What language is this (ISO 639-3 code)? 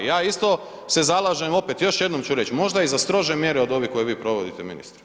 hrv